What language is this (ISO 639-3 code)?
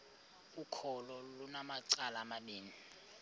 xho